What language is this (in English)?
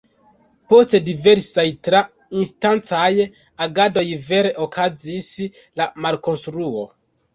Esperanto